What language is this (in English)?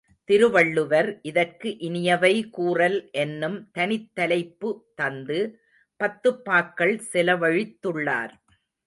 Tamil